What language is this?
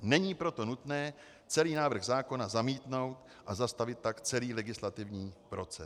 Czech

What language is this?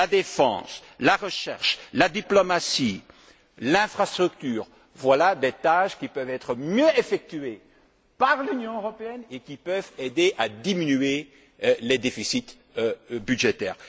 French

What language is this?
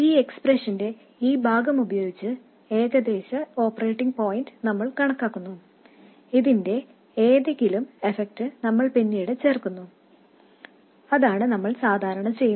Malayalam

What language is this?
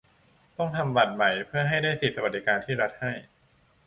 Thai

